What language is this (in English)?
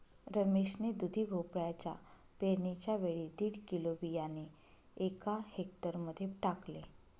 Marathi